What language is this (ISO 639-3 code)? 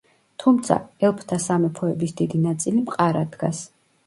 kat